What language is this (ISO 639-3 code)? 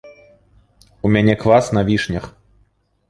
bel